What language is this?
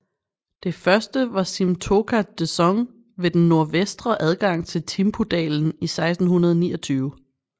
Danish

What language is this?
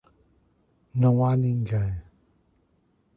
Portuguese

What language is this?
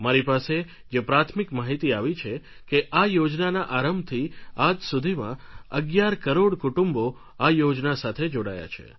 Gujarati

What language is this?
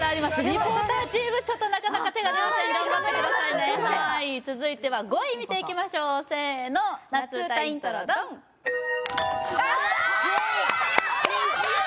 Japanese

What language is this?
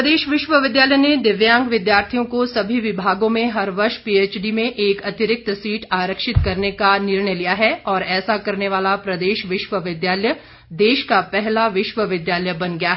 Hindi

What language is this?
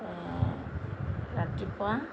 Assamese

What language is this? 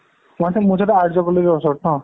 Assamese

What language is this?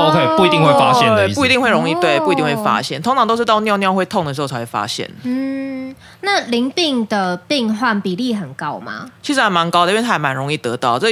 Chinese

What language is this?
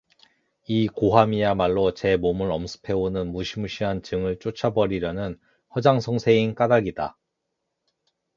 Korean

